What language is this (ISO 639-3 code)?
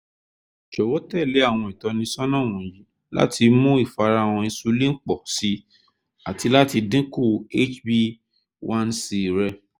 yor